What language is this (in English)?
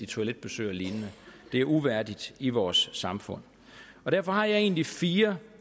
Danish